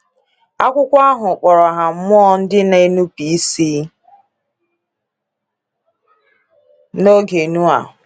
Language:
Igbo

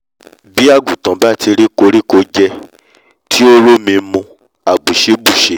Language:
Yoruba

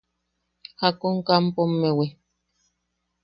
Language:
Yaqui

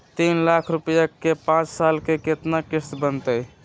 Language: Magahi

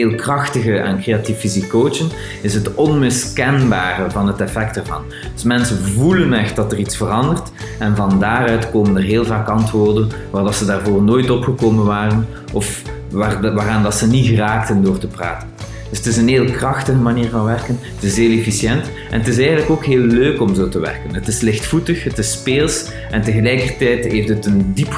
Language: Dutch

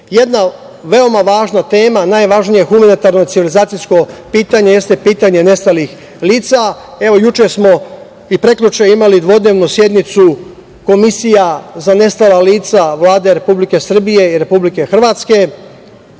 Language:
Serbian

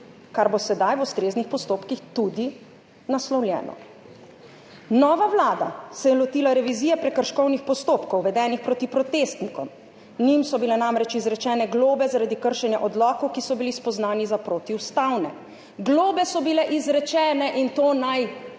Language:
Slovenian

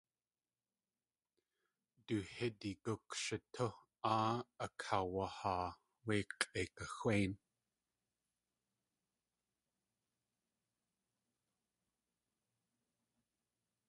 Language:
Tlingit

